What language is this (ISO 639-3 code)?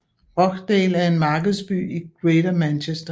dan